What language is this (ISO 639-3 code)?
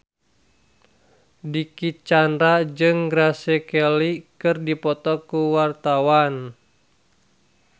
sun